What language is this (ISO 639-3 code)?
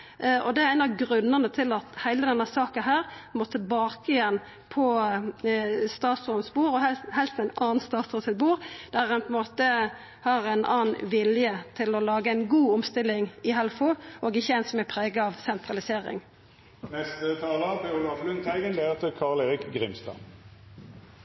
nor